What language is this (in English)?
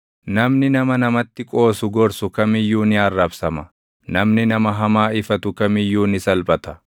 Oromo